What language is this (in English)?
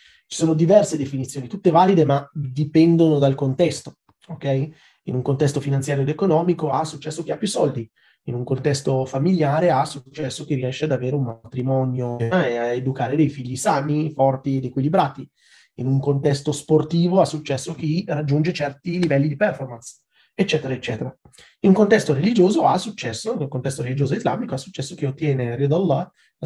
Italian